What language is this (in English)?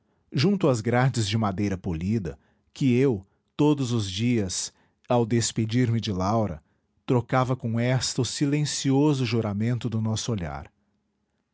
Portuguese